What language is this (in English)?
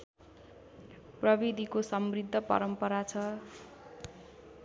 Nepali